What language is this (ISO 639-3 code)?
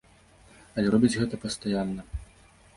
bel